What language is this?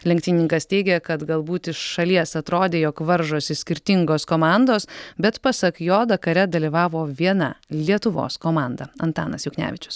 Lithuanian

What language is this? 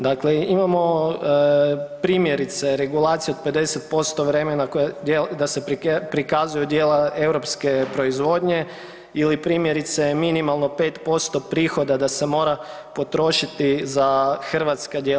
Croatian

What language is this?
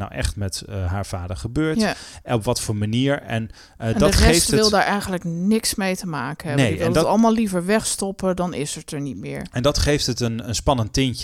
Dutch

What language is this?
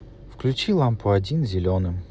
Russian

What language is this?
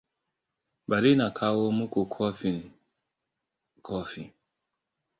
Hausa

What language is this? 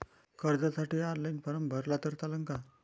Marathi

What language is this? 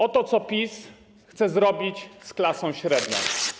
Polish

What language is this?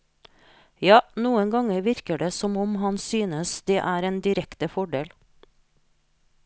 Norwegian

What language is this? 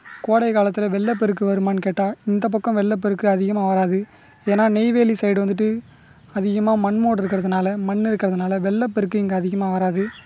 Tamil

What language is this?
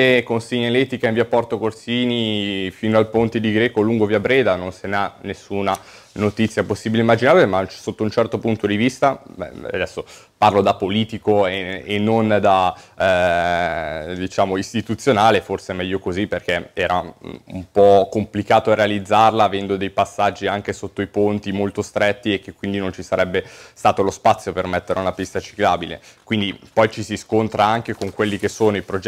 Italian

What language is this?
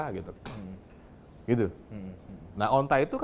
Indonesian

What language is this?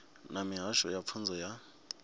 Venda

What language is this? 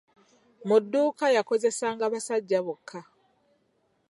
Ganda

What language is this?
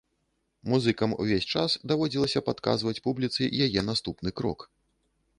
Belarusian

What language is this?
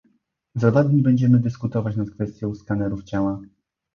Polish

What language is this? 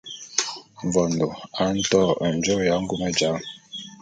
Bulu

